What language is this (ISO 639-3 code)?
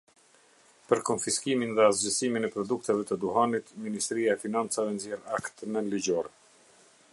sqi